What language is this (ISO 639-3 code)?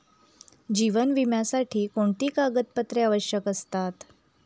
mar